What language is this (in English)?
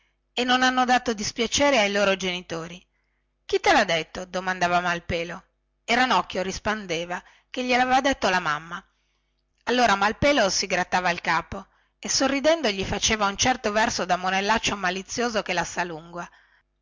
Italian